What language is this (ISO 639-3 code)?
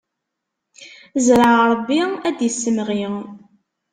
kab